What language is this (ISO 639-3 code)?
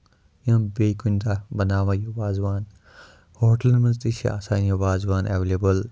kas